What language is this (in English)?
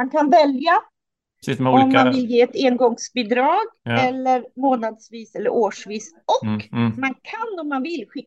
Swedish